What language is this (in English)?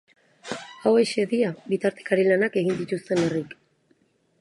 Basque